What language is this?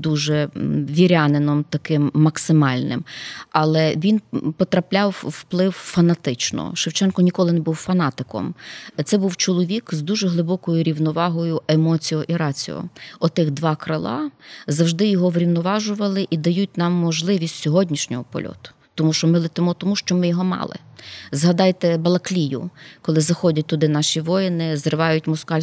Ukrainian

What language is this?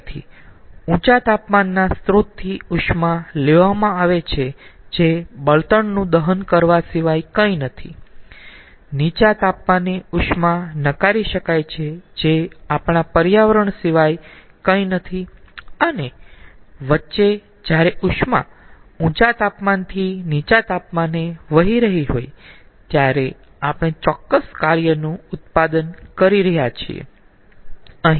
Gujarati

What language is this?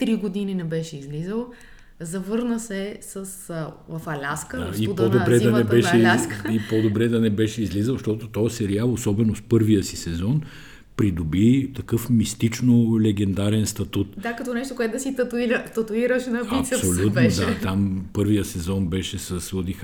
Bulgarian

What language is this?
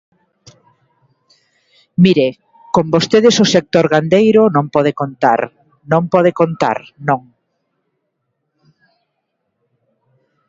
Galician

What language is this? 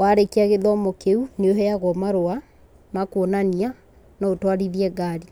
Kikuyu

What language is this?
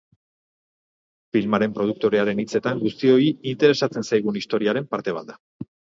Basque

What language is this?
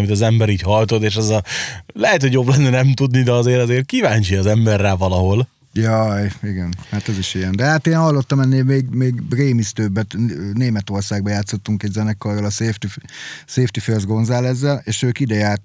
Hungarian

